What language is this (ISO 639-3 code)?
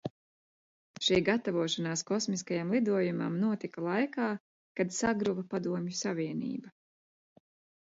lav